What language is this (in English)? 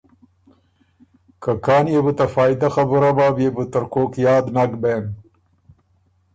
Ormuri